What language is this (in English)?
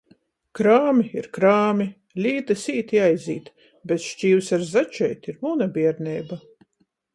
Latgalian